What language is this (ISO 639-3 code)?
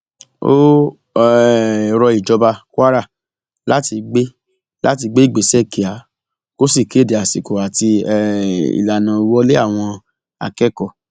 yor